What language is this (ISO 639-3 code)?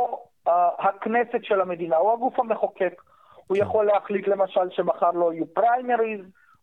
heb